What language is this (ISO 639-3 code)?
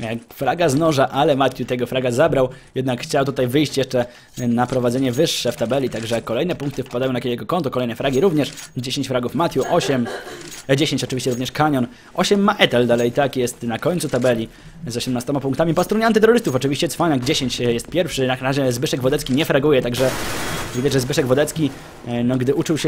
pol